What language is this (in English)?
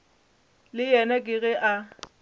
Northern Sotho